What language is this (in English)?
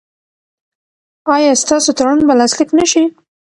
Pashto